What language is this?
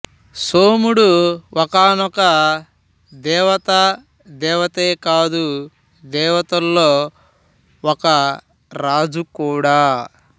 Telugu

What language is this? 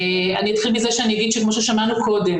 Hebrew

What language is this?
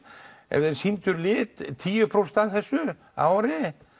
Icelandic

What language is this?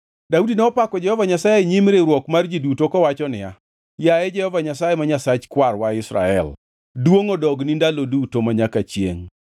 Luo (Kenya and Tanzania)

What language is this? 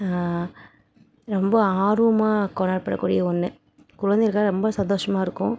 Tamil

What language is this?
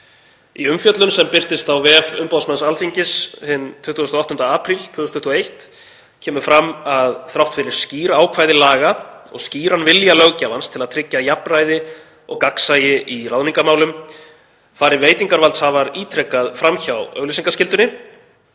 Icelandic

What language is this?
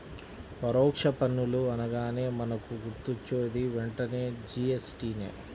Telugu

